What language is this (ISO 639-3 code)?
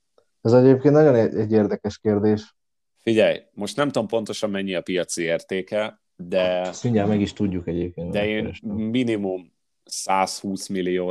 hun